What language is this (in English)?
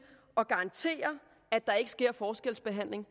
Danish